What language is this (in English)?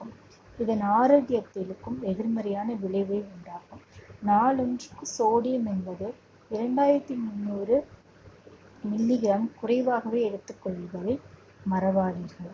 Tamil